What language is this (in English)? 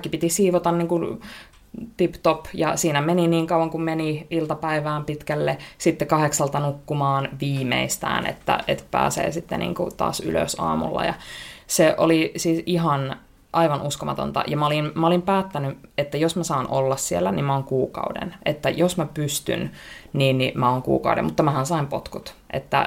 Finnish